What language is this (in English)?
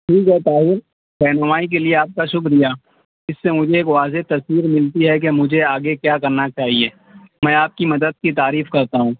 Urdu